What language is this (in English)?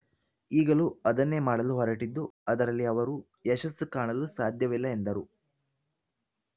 Kannada